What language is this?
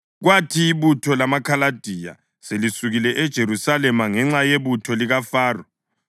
North Ndebele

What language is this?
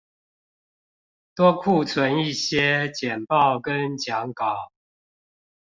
Chinese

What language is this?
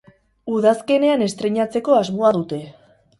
Basque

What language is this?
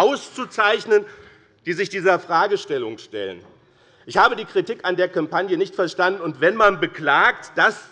German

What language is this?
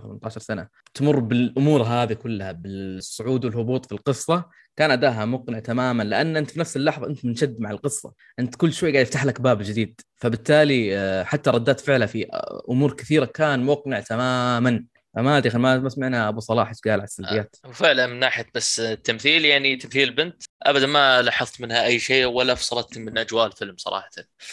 Arabic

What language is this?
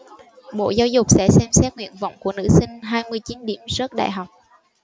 Vietnamese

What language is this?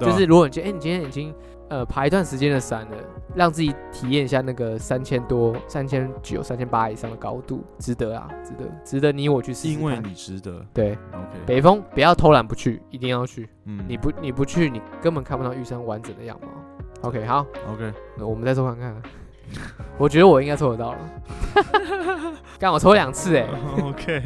Chinese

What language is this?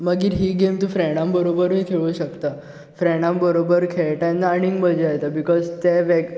Konkani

